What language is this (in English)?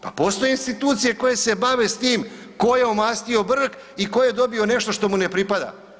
Croatian